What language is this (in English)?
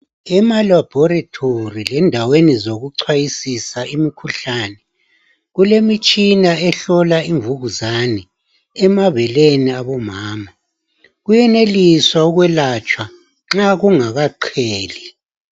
North Ndebele